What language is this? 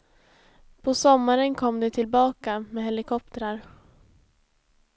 Swedish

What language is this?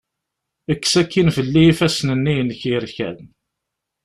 Kabyle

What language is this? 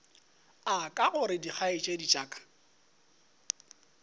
Northern Sotho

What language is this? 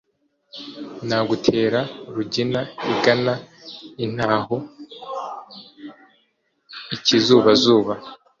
Kinyarwanda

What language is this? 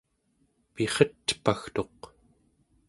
Central Yupik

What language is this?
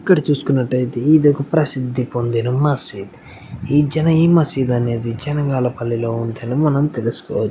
Telugu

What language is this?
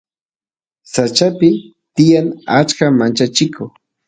Santiago del Estero Quichua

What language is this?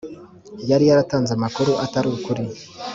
Kinyarwanda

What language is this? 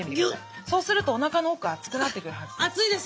Japanese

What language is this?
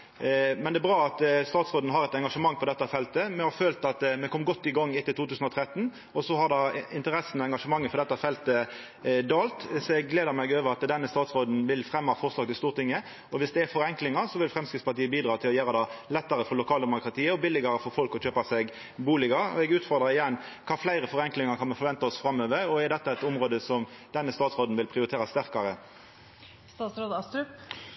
Norwegian Nynorsk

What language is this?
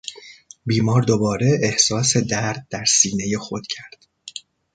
Persian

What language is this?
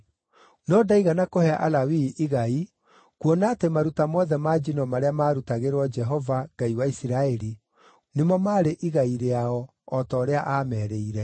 Kikuyu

